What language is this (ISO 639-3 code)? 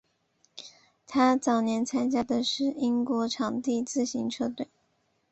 zho